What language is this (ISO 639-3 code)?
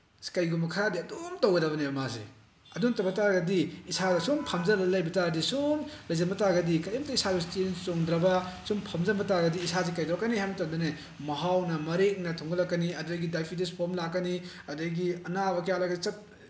mni